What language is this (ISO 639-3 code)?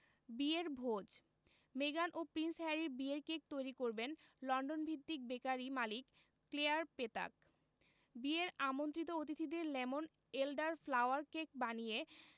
ben